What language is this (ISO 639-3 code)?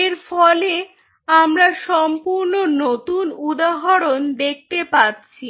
ben